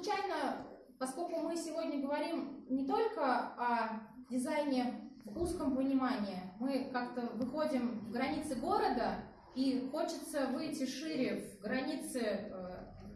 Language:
Russian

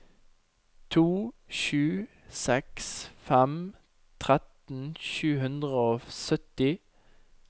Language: Norwegian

